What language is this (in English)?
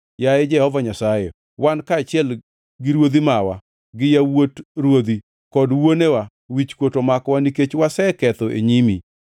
Luo (Kenya and Tanzania)